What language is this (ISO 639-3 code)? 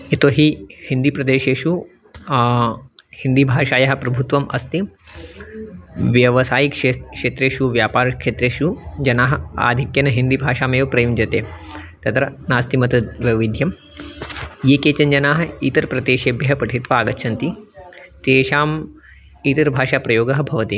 san